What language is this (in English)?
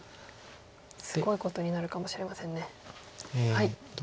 Japanese